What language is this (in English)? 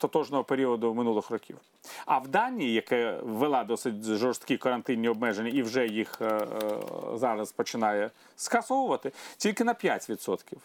Ukrainian